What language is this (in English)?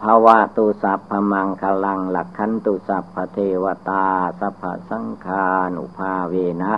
Thai